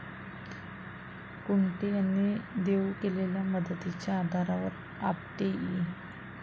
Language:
Marathi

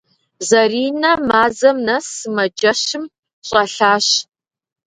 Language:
Kabardian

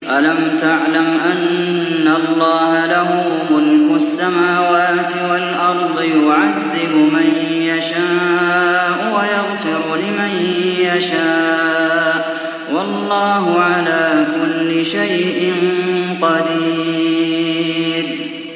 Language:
Arabic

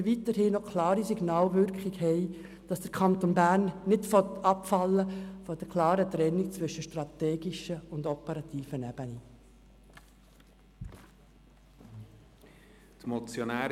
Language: Swiss German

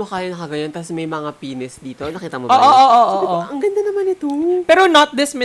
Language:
Filipino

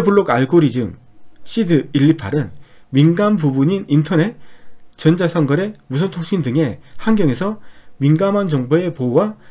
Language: Korean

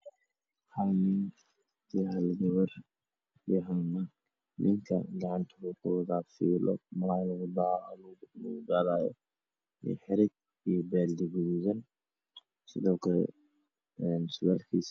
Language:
Somali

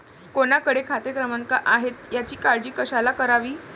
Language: Marathi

